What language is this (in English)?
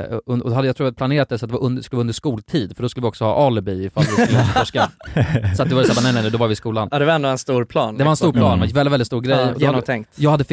Swedish